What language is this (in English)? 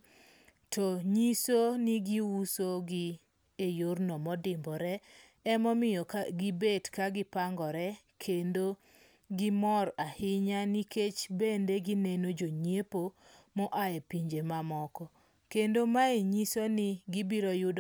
Luo (Kenya and Tanzania)